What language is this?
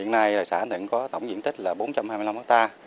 Vietnamese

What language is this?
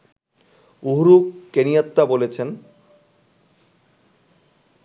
Bangla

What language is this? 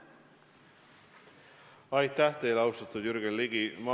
Estonian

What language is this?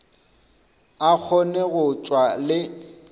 Northern Sotho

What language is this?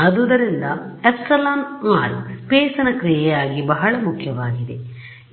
Kannada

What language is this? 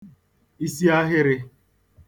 Igbo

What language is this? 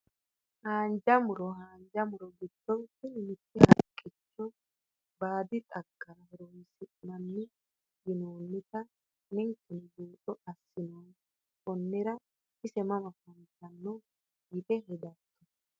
Sidamo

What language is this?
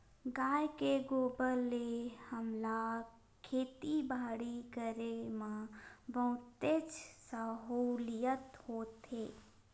Chhattisgarhi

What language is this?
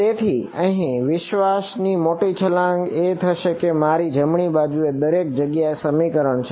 Gujarati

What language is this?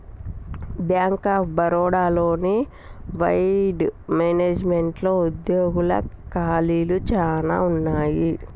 Telugu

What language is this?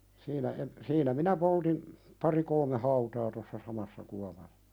Finnish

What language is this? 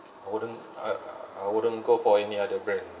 English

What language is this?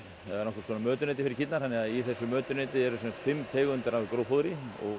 Icelandic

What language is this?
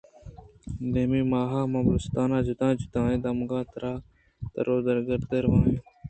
Eastern Balochi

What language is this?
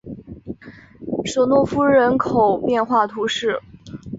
Chinese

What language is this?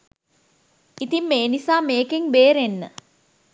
Sinhala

